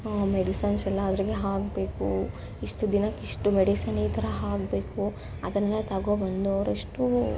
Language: Kannada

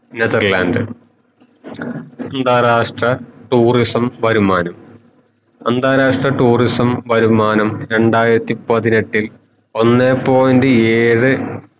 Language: Malayalam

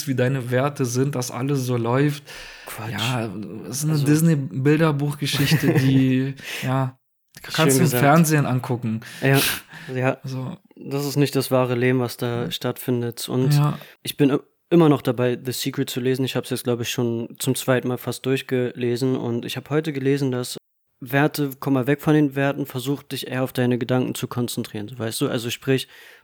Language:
German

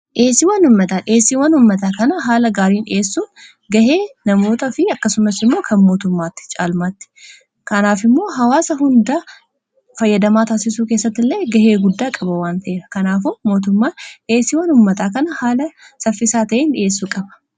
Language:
Oromo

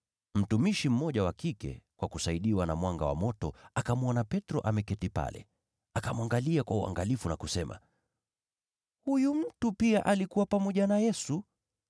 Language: Swahili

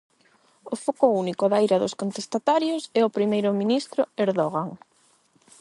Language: Galician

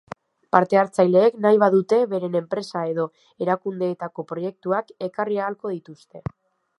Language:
Basque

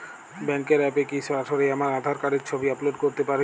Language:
Bangla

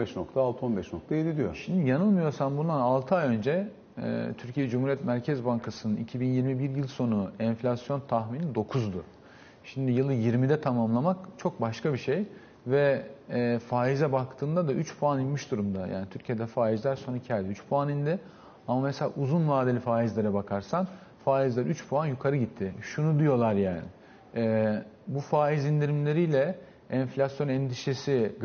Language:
Turkish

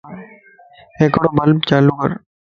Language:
Lasi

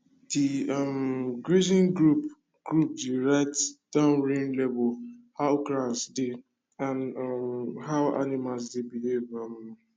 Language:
Nigerian Pidgin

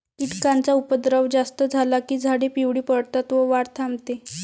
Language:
Marathi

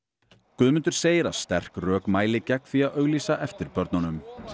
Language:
Icelandic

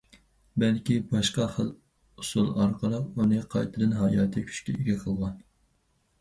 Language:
Uyghur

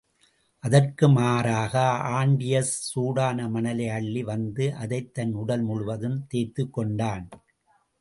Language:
Tamil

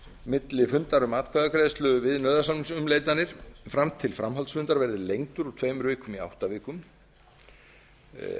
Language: Icelandic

